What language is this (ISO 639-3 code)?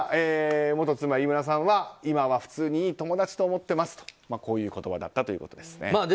jpn